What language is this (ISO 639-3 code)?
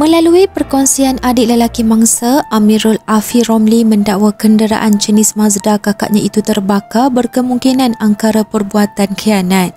msa